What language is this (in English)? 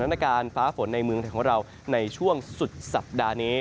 Thai